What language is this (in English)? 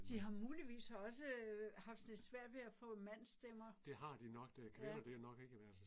Danish